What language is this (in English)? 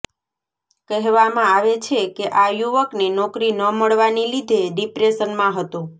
Gujarati